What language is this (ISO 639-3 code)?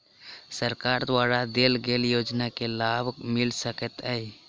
mai